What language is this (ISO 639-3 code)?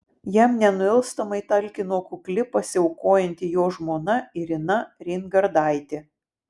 lit